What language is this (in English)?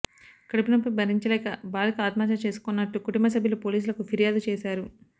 Telugu